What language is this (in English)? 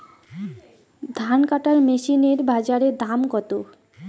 Bangla